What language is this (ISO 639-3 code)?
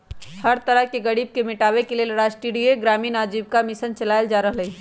mag